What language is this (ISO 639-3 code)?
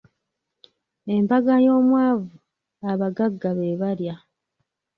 lug